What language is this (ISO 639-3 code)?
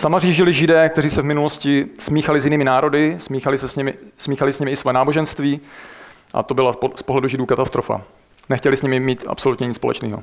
ces